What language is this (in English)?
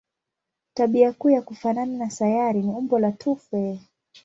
Swahili